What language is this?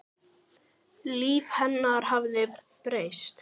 Icelandic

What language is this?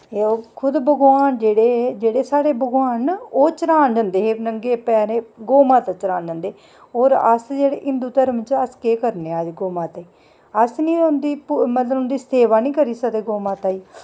Dogri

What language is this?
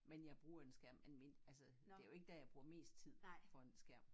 Danish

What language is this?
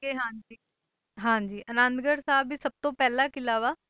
Punjabi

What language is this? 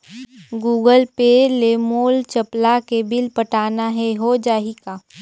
Chhattisgarhi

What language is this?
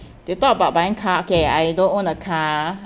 English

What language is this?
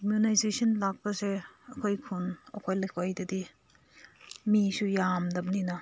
Manipuri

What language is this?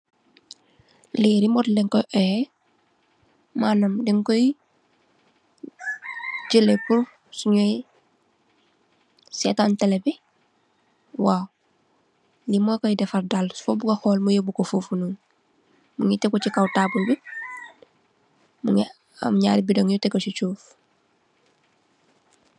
Wolof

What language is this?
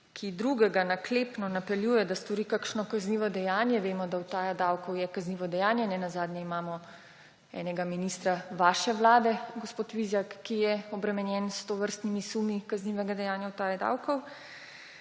Slovenian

